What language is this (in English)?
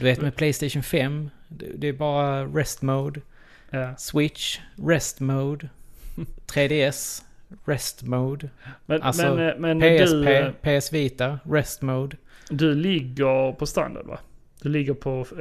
Swedish